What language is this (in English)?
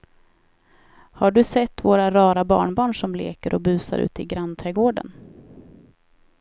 Swedish